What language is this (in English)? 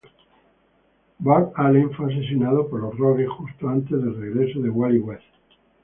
Spanish